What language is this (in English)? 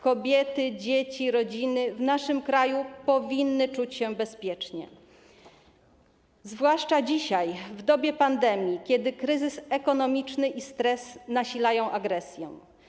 Polish